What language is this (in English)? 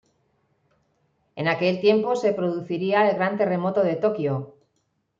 Spanish